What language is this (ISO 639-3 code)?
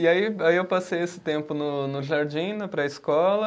por